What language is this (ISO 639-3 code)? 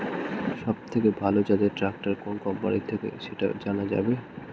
ben